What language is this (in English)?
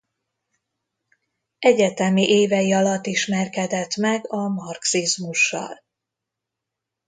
Hungarian